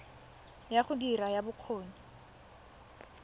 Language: Tswana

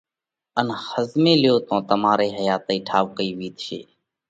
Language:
Parkari Koli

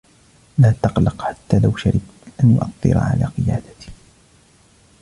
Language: Arabic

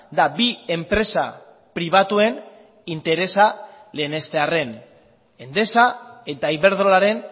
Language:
Basque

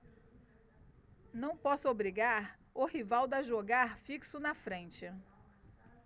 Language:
Portuguese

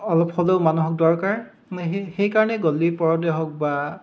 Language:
Assamese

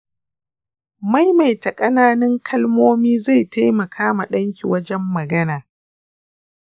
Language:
Hausa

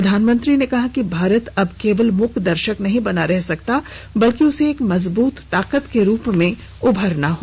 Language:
Hindi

